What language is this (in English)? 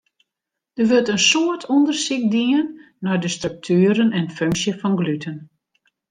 Western Frisian